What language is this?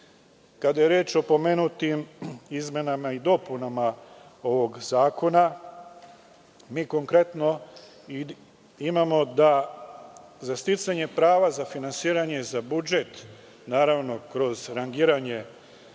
Serbian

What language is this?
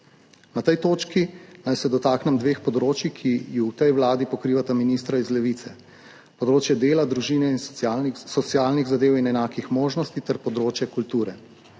Slovenian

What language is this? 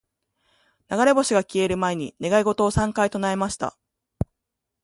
Japanese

